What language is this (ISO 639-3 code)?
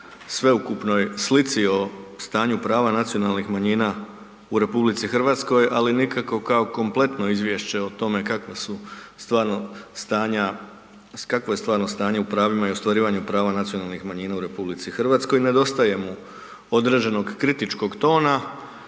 hrv